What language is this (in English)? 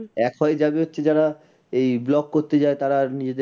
Bangla